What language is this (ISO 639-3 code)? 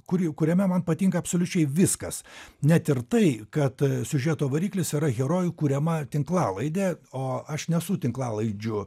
lit